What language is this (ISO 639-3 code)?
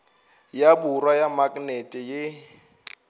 nso